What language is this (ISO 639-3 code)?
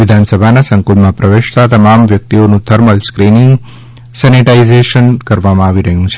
guj